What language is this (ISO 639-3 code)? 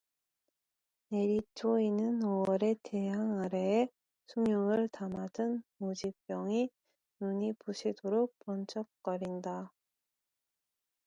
kor